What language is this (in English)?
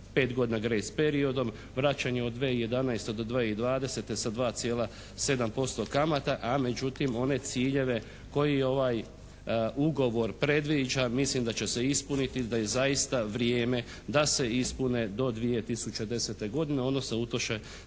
Croatian